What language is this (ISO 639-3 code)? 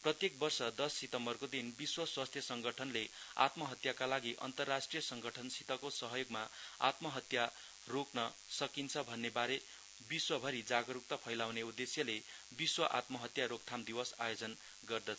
nep